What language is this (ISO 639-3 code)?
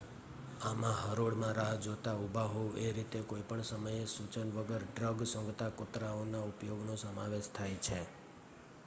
guj